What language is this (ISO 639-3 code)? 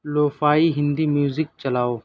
urd